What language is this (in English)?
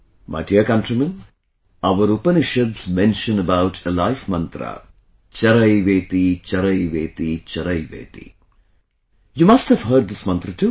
English